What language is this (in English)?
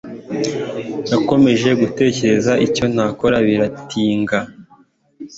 Kinyarwanda